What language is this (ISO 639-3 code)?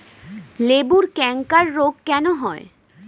ben